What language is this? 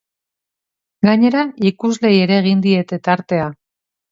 Basque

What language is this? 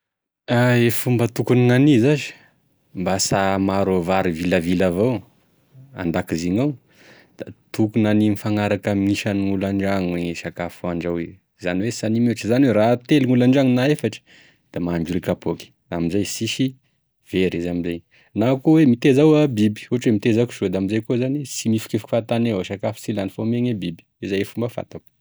Tesaka Malagasy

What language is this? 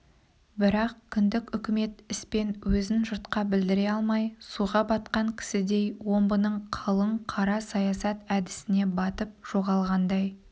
Kazakh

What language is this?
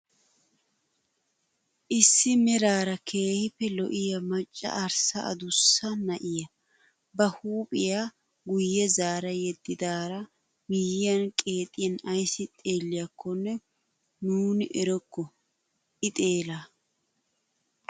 Wolaytta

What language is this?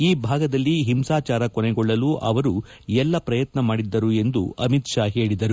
Kannada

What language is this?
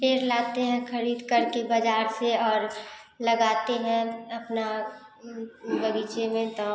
Hindi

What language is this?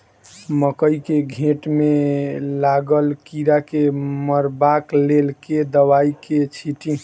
Maithili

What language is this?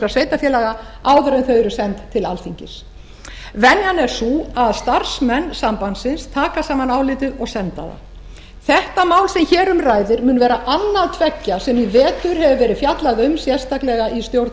Icelandic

